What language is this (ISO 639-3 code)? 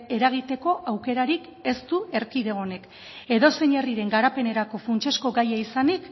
eus